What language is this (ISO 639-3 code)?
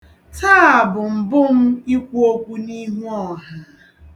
ibo